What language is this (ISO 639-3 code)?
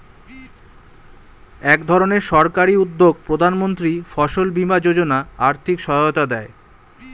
ben